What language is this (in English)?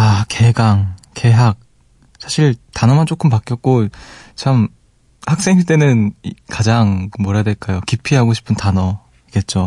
Korean